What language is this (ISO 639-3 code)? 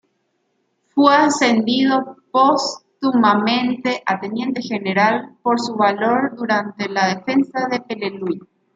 spa